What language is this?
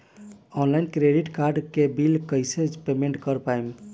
Bhojpuri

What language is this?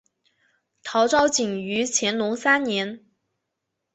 Chinese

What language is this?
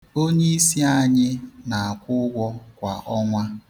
Igbo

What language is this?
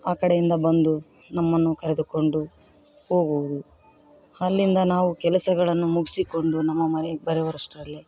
Kannada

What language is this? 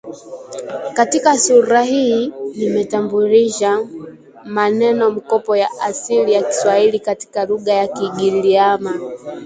Swahili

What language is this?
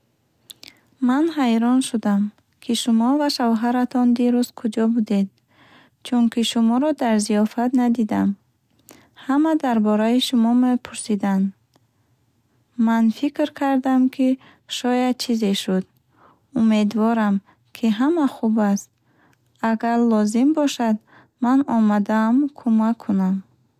Bukharic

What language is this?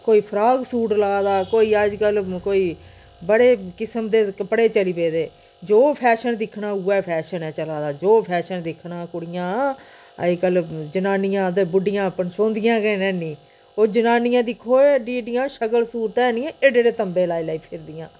Dogri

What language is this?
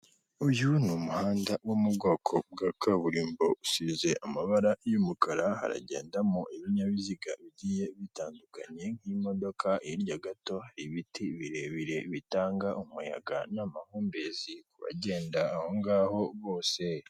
Kinyarwanda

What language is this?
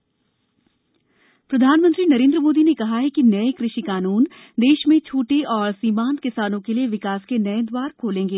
Hindi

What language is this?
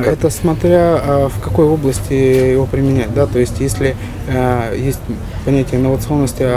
Russian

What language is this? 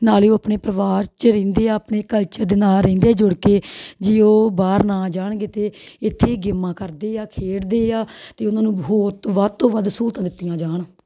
Punjabi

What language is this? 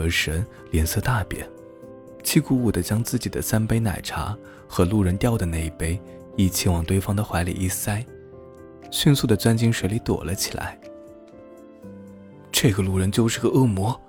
Chinese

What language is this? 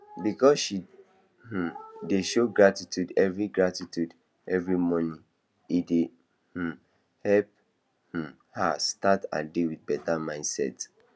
Nigerian Pidgin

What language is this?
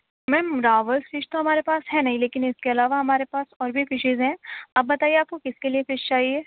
Urdu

